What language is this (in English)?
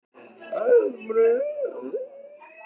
Icelandic